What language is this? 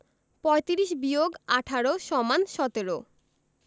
Bangla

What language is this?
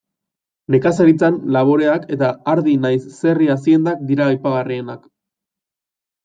Basque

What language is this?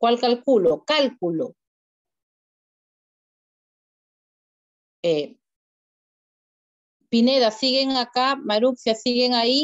Spanish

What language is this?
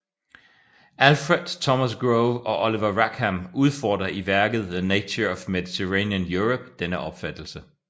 Danish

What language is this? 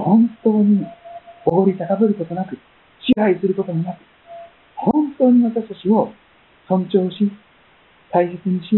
Japanese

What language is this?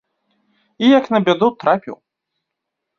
Belarusian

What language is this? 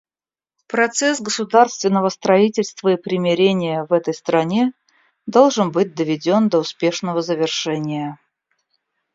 Russian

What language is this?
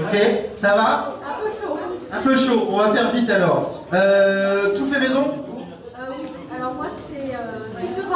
French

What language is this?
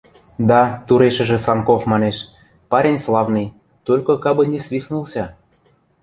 Western Mari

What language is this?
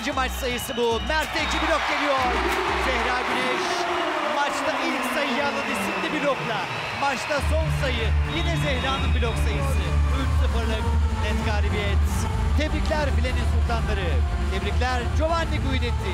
Turkish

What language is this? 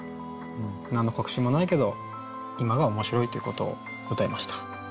Japanese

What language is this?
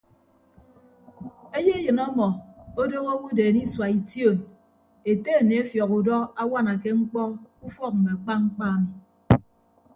Ibibio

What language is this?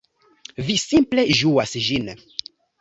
Esperanto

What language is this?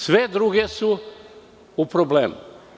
Serbian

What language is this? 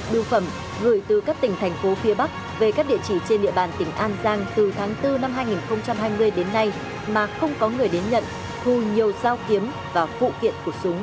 Vietnamese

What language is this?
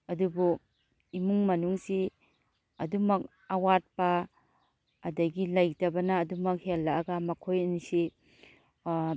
Manipuri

